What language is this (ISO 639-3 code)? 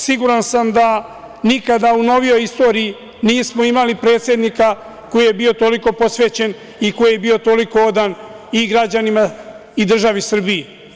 srp